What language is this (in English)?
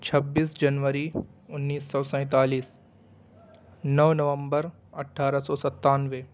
Urdu